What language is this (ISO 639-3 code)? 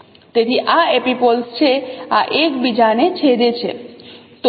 guj